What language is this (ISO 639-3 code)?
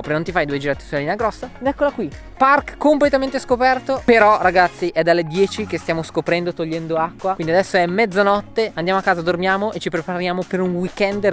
ita